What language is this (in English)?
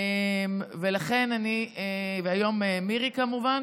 Hebrew